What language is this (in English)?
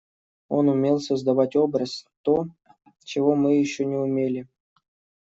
Russian